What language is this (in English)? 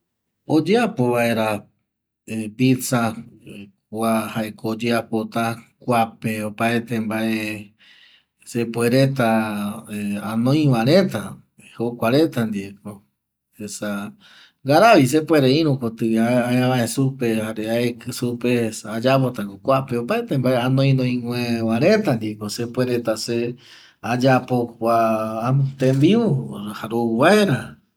Eastern Bolivian Guaraní